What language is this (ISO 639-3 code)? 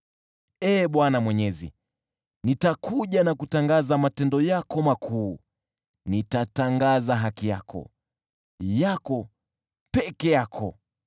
swa